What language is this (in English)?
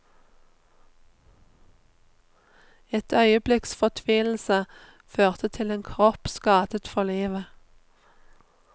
Norwegian